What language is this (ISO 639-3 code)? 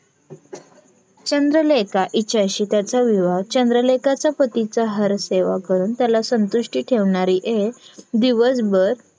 mar